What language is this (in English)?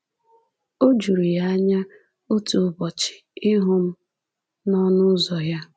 Igbo